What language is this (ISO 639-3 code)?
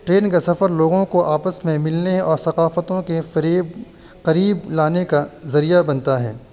urd